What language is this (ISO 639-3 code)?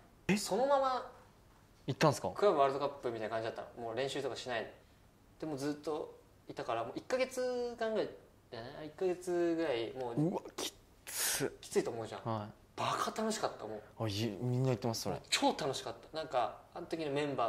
jpn